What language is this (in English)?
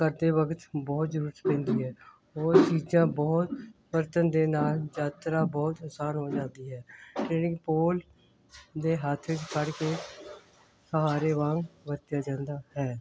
Punjabi